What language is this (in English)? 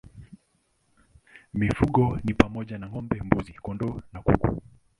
Swahili